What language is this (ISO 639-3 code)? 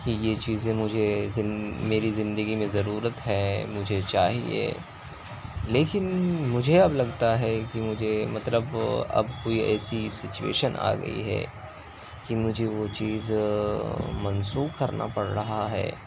urd